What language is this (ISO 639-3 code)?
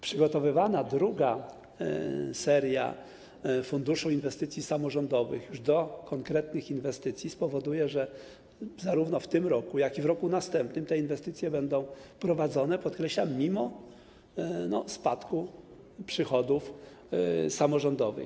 pol